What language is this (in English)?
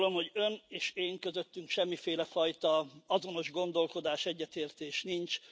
Hungarian